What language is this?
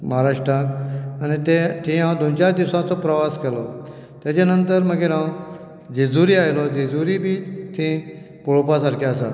Konkani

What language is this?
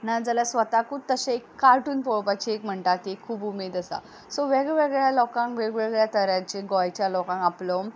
Konkani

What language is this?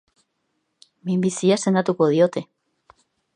Basque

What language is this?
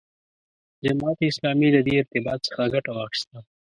Pashto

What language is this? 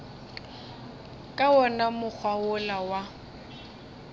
Northern Sotho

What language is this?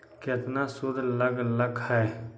Magahi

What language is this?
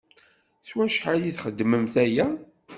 Kabyle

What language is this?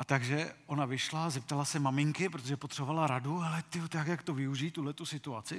Czech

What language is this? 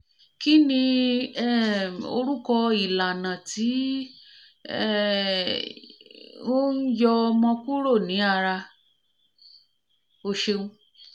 Yoruba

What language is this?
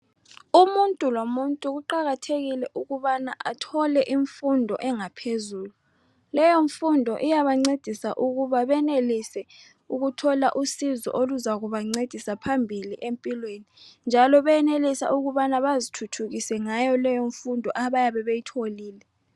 North Ndebele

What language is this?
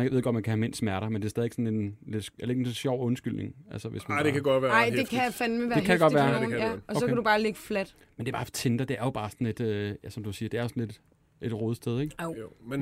Danish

